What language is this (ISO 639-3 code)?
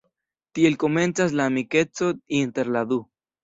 epo